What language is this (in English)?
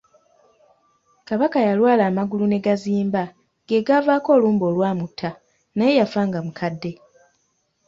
Ganda